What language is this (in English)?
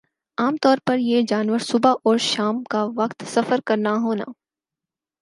Urdu